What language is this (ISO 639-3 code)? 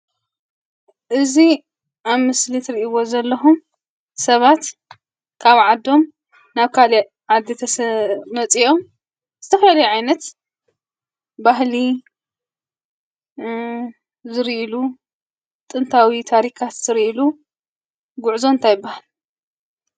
tir